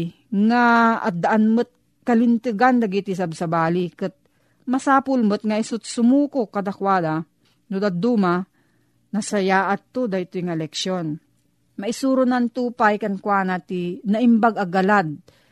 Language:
Filipino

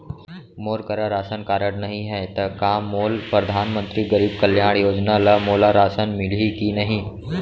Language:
Chhattisgarhi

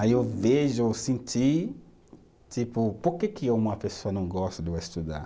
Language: Portuguese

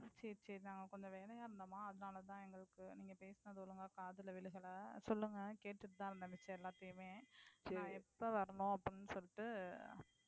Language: Tamil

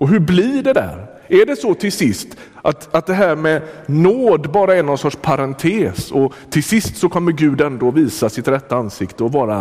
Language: Swedish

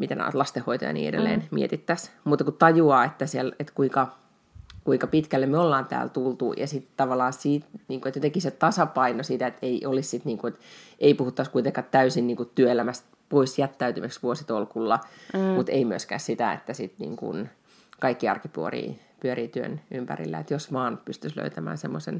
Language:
Finnish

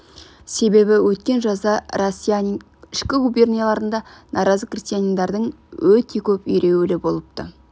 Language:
Kazakh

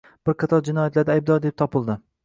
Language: Uzbek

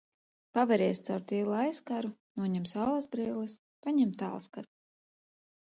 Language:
Latvian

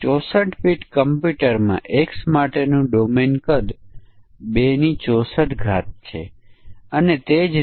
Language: Gujarati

